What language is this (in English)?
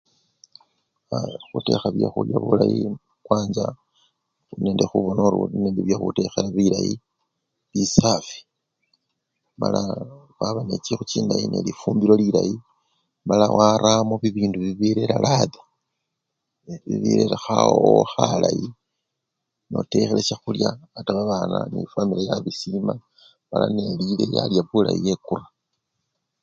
Luyia